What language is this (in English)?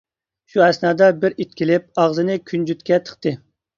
Uyghur